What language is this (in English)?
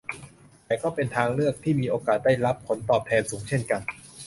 Thai